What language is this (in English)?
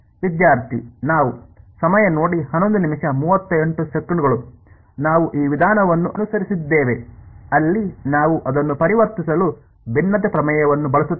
Kannada